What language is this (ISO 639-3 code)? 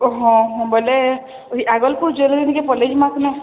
ori